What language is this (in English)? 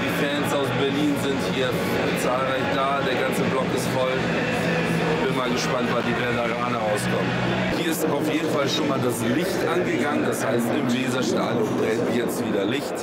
German